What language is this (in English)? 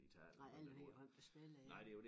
Danish